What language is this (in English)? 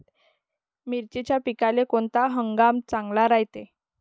Marathi